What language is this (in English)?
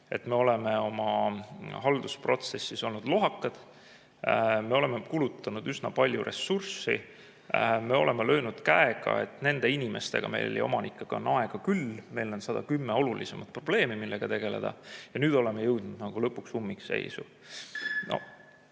Estonian